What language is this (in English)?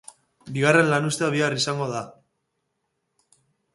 Basque